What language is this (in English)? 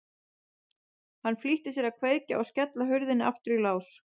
Icelandic